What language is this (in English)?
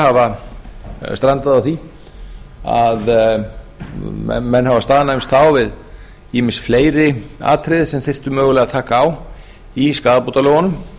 Icelandic